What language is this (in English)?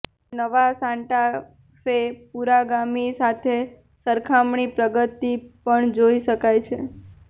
Gujarati